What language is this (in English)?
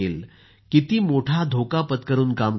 Marathi